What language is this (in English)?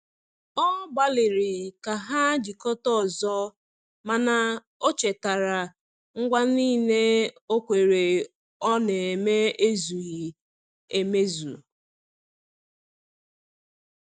Igbo